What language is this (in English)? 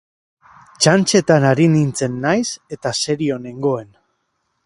Basque